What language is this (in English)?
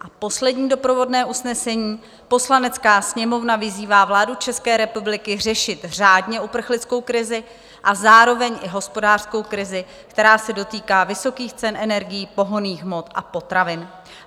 Czech